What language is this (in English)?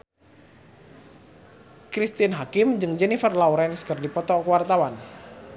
Sundanese